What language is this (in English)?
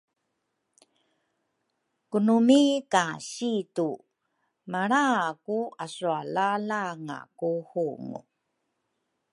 Rukai